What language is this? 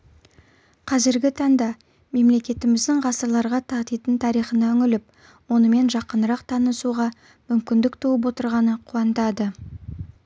Kazakh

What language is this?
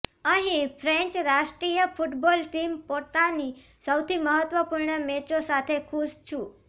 Gujarati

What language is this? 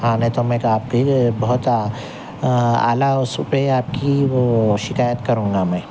Urdu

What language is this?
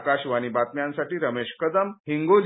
Marathi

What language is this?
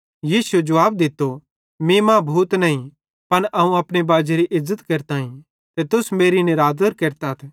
Bhadrawahi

